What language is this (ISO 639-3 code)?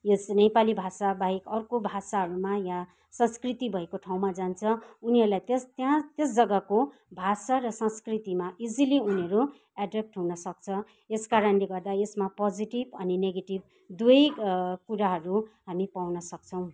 nep